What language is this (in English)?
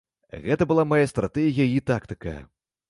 Belarusian